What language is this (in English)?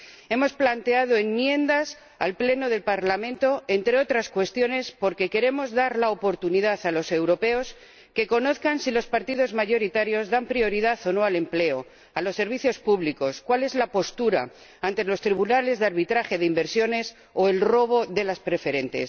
Spanish